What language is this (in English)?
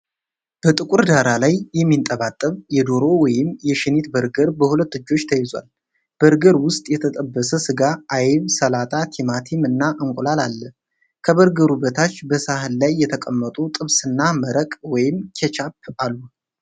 Amharic